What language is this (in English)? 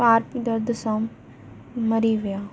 Sindhi